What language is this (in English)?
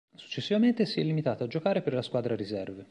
Italian